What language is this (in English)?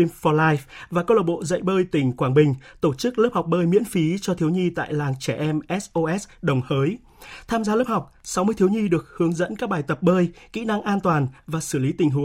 Vietnamese